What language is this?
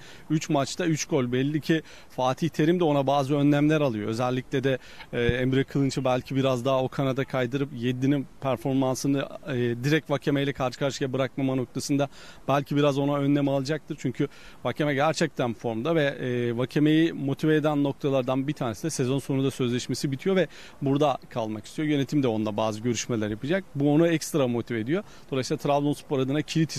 Turkish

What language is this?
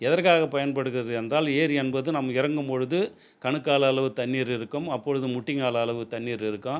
Tamil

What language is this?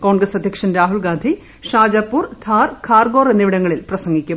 Malayalam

